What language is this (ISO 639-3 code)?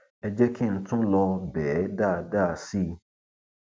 yor